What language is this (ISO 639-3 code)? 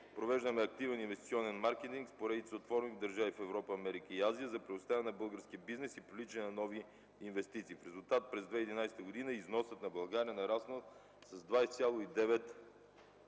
bul